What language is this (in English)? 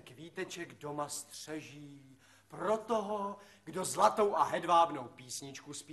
Czech